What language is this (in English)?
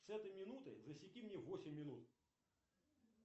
Russian